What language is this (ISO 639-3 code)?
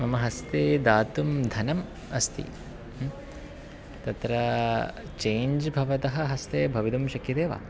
san